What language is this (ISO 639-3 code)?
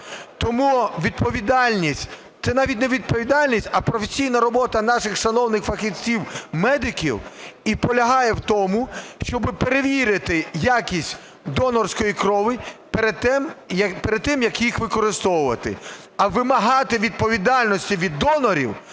ukr